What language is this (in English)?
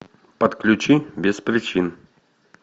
Russian